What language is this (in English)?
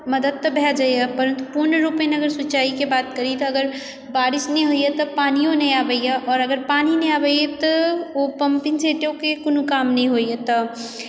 Maithili